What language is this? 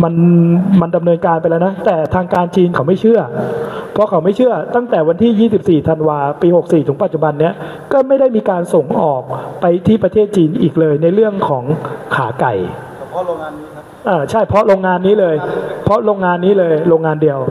Thai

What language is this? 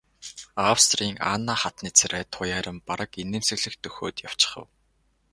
Mongolian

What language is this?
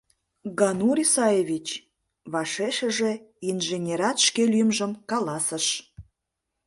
Mari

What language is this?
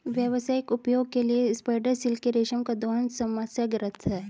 Hindi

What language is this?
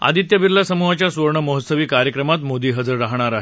Marathi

